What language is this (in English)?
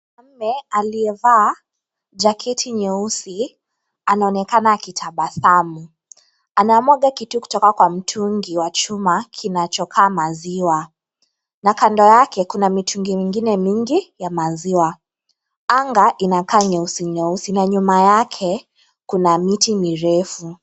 Swahili